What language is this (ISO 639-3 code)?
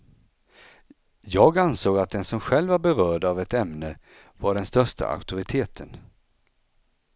swe